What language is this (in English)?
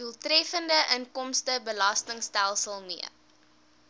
Afrikaans